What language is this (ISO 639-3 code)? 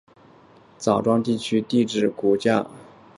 zho